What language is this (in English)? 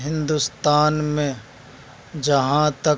Urdu